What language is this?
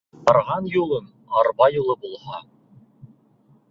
Bashkir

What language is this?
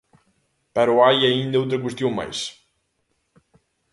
Galician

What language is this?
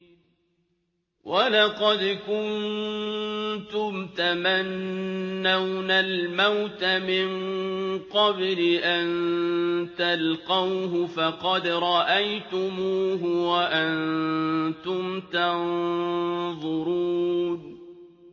Arabic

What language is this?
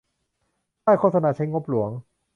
Thai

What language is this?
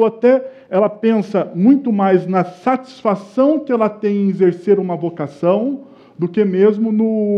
Portuguese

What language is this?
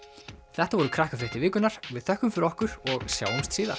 Icelandic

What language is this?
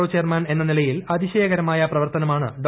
Malayalam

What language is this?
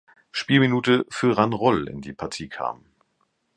German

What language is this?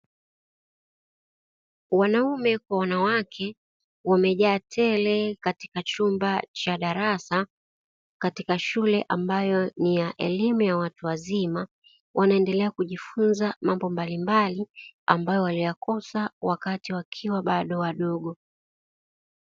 Swahili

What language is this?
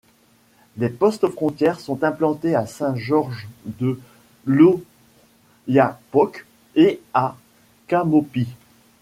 French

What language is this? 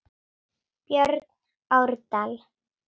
Icelandic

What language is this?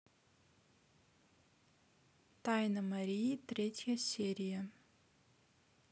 Russian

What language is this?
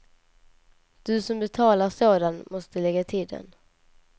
Swedish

